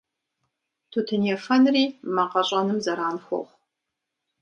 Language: Kabardian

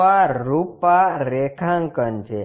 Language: Gujarati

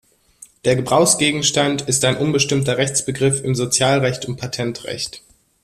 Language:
German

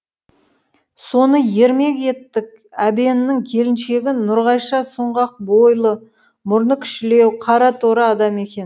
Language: Kazakh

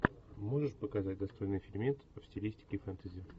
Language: Russian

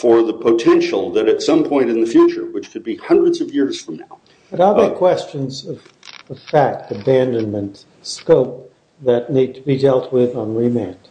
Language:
English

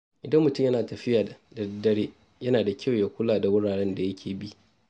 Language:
Hausa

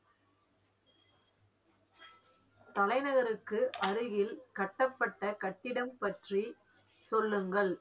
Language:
Tamil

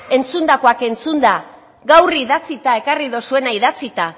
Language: Basque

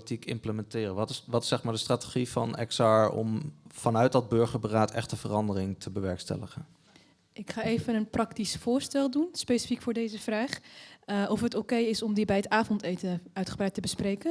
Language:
Dutch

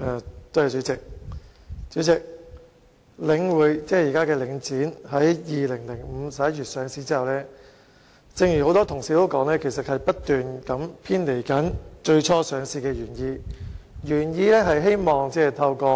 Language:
Cantonese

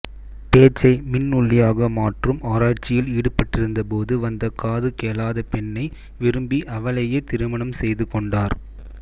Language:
Tamil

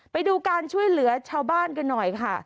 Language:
Thai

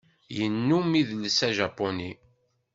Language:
Kabyle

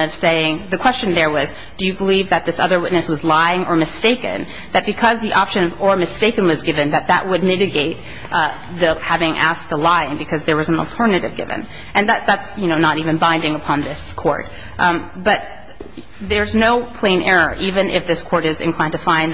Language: English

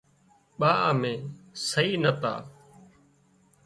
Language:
Wadiyara Koli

